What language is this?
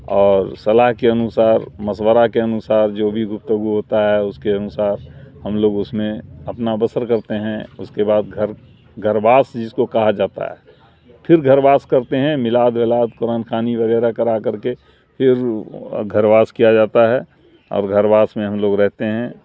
Urdu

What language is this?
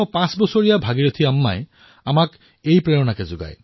Assamese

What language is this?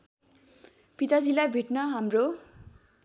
Nepali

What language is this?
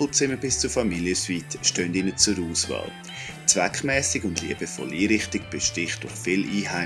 German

